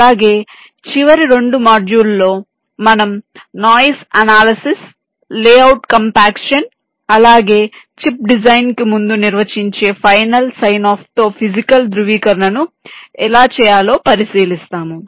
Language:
Telugu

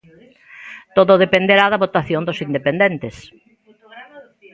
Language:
Galician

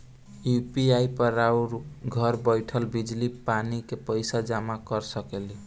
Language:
Bhojpuri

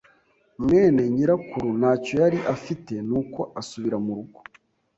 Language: Kinyarwanda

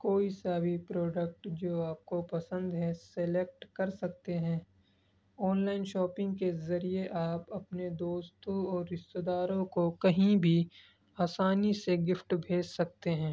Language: Urdu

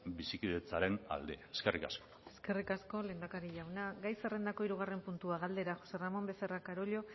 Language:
Basque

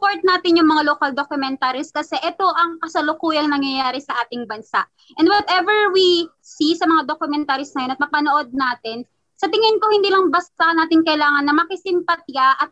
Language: Filipino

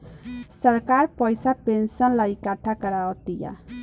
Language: Bhojpuri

